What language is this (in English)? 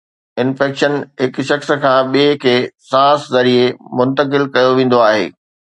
Sindhi